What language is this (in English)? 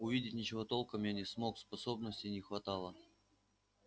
Russian